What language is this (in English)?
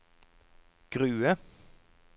Norwegian